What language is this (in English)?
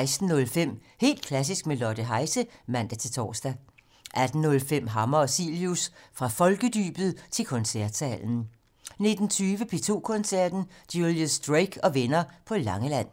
Danish